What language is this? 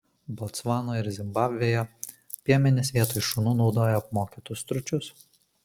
Lithuanian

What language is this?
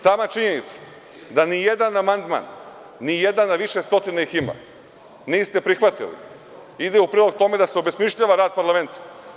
Serbian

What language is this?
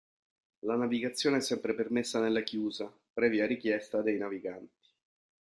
Italian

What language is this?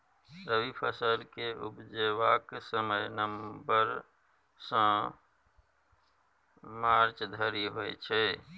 Maithili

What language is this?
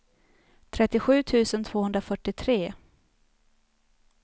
Swedish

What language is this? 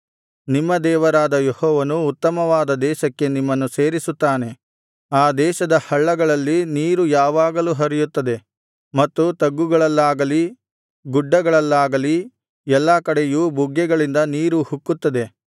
Kannada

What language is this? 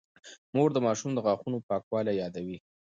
Pashto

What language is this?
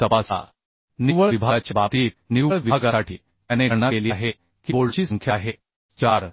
Marathi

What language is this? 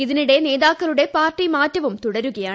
Malayalam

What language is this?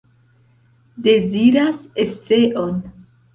Esperanto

